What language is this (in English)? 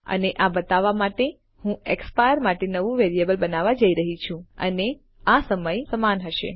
Gujarati